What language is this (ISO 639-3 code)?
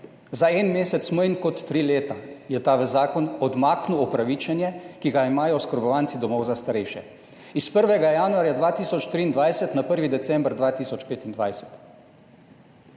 slv